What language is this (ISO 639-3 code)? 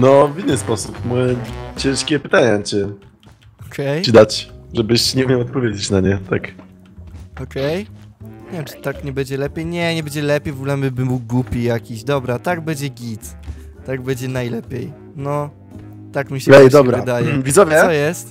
pol